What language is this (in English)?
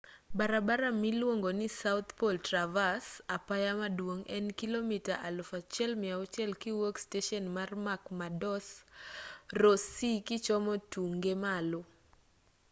Luo (Kenya and Tanzania)